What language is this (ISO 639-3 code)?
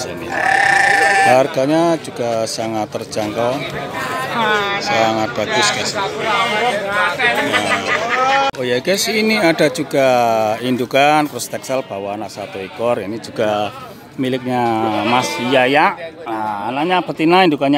ind